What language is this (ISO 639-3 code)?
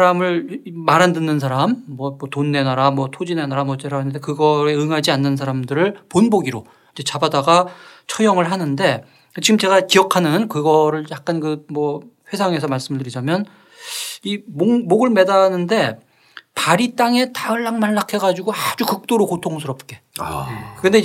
kor